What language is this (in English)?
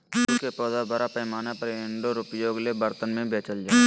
Magahi